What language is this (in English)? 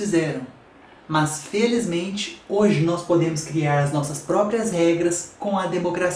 Portuguese